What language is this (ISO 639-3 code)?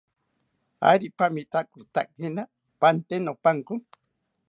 cpy